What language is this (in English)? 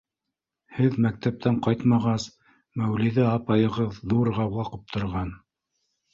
Bashkir